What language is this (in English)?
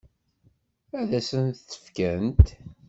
Kabyle